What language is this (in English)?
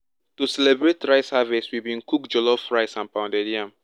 Nigerian Pidgin